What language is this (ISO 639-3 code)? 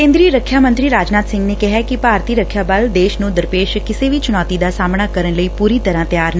pan